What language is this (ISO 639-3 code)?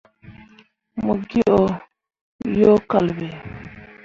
mua